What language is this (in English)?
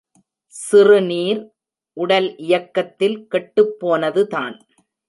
Tamil